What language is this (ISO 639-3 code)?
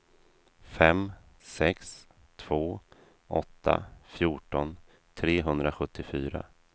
swe